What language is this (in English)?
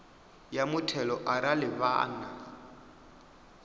Venda